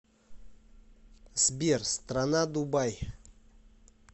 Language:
Russian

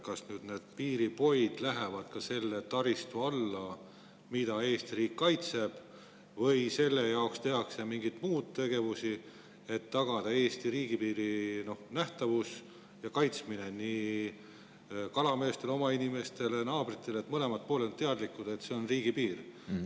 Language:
Estonian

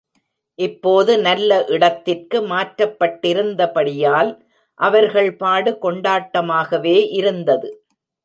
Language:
Tamil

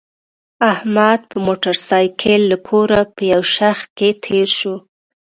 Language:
Pashto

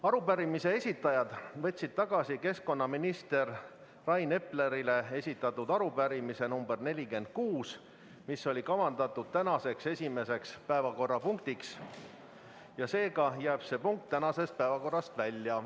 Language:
Estonian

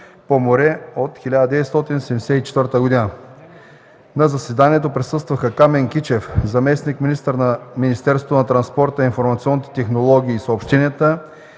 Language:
Bulgarian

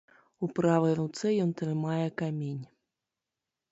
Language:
Belarusian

